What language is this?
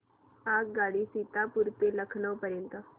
Marathi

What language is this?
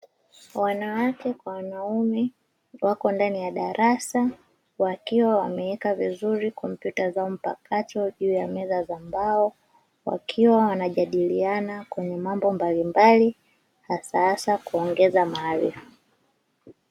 Swahili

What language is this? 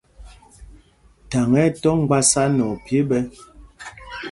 Mpumpong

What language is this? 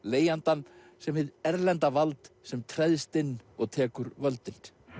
Icelandic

